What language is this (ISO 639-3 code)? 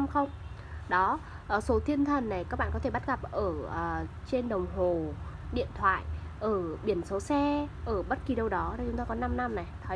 vie